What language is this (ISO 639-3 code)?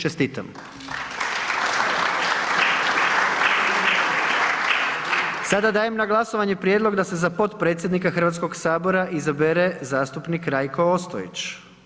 hrv